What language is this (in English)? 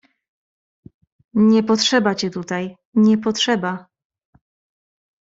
Polish